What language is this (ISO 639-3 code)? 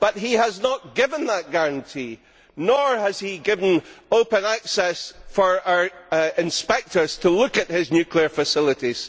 eng